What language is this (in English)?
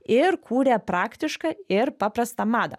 Lithuanian